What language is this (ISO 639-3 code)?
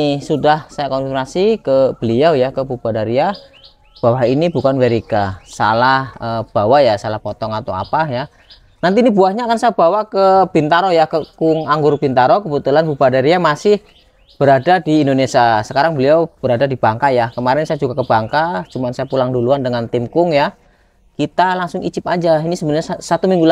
ind